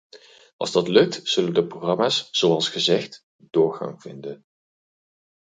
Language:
Dutch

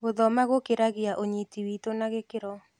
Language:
Kikuyu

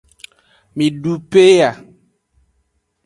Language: Aja (Benin)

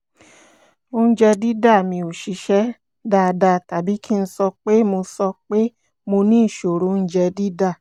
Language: Yoruba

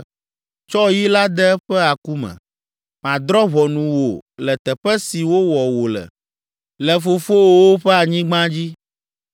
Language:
Ewe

